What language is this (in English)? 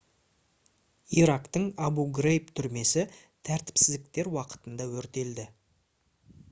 Kazakh